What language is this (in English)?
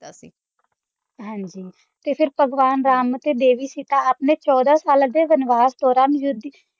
Punjabi